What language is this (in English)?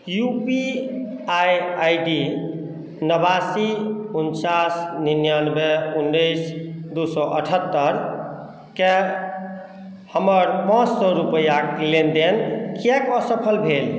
Maithili